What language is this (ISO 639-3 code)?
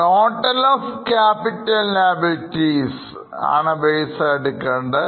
mal